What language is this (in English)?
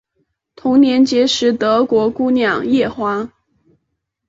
Chinese